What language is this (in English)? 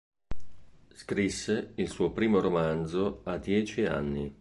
Italian